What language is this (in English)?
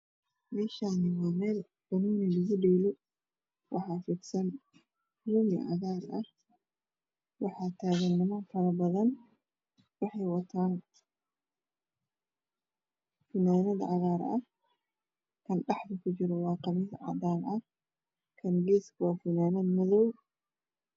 Somali